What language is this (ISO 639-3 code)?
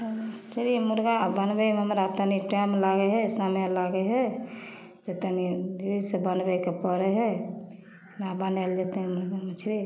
mai